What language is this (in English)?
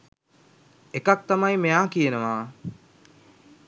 Sinhala